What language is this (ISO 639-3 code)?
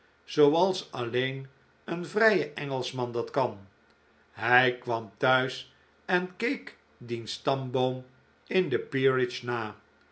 nld